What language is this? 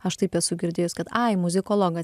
Lithuanian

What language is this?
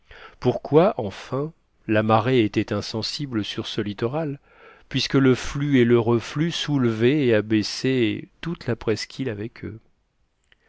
French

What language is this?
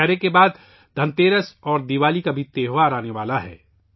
Urdu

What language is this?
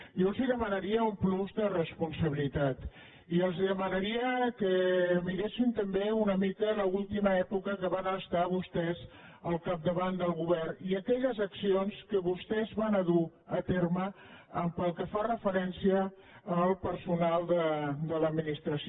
Catalan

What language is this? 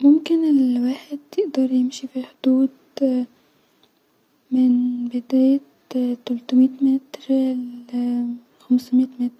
Egyptian Arabic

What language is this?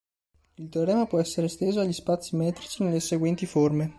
Italian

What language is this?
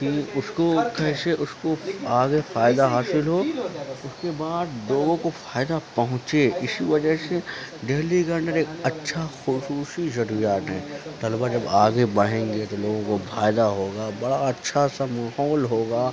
Urdu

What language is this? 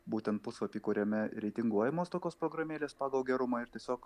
Lithuanian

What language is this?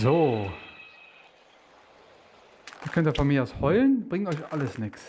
German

